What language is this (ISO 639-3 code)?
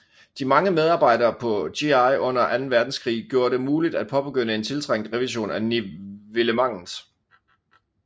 dan